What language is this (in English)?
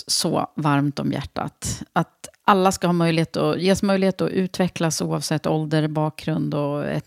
Swedish